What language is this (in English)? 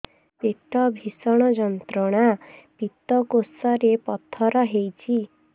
Odia